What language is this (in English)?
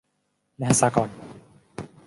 Thai